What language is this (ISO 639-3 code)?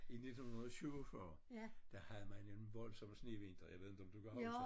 dan